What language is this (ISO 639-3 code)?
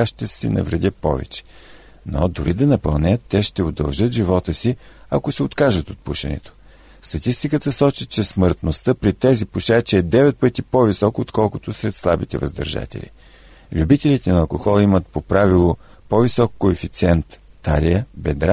bul